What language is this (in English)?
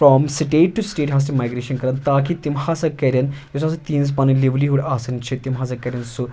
Kashmiri